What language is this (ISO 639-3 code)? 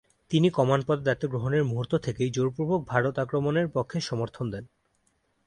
ben